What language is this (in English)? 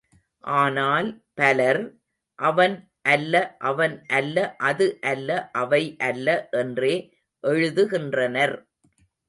Tamil